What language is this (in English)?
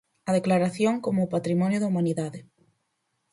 Galician